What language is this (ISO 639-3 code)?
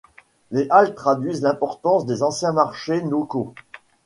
fra